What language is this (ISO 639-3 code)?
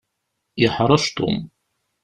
kab